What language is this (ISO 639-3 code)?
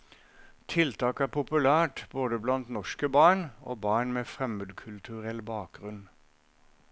nor